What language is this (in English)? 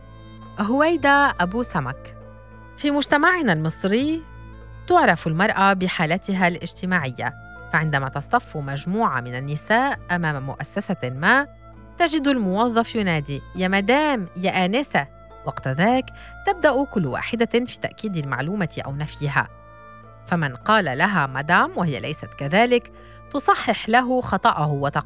Arabic